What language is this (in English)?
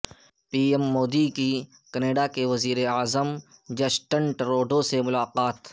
Urdu